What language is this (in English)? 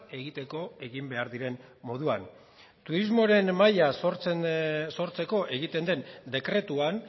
Basque